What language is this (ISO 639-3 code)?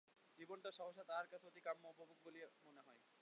ben